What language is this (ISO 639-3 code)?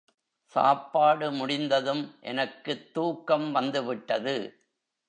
tam